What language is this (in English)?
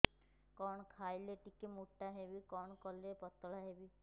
Odia